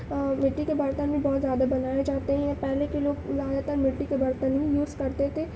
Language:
Urdu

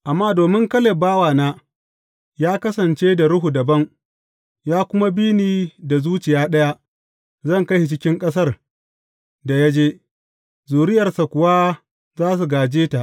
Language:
Hausa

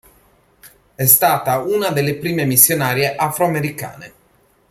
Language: Italian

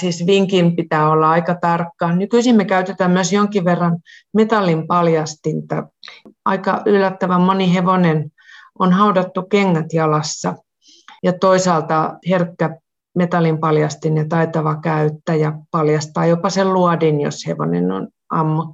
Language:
Finnish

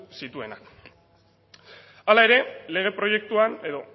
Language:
Basque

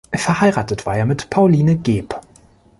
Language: German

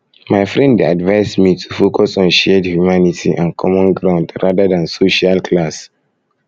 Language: Nigerian Pidgin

